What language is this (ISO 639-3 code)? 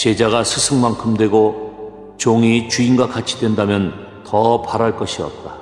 kor